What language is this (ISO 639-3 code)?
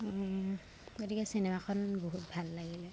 asm